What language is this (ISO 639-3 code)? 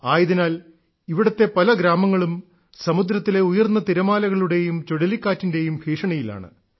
mal